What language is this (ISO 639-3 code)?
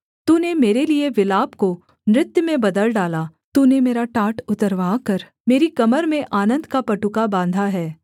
hin